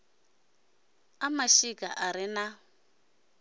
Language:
Venda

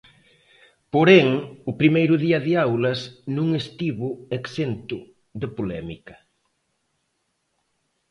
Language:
Galician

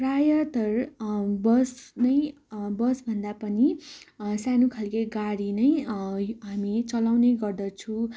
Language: Nepali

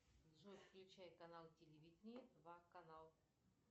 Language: Russian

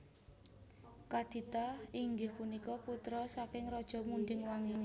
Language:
Javanese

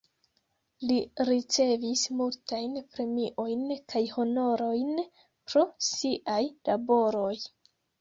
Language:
Esperanto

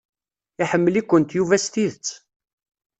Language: Kabyle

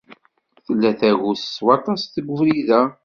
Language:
Kabyle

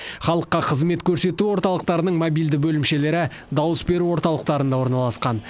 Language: Kazakh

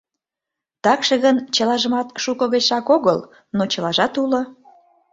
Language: Mari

